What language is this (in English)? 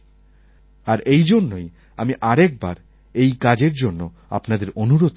Bangla